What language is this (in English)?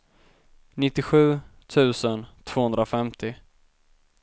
Swedish